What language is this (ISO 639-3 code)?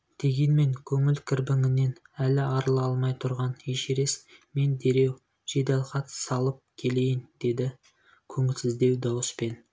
kaz